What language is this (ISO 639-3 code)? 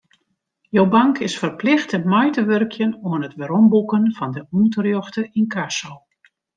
fry